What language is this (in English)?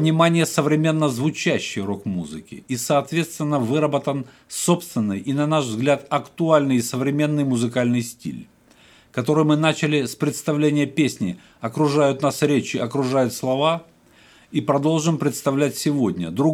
Russian